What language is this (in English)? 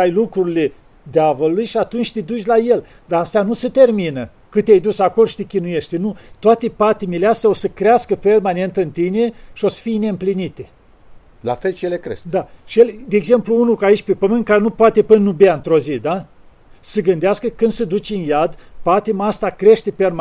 Romanian